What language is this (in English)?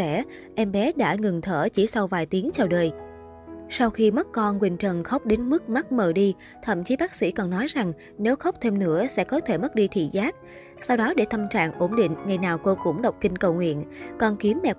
Vietnamese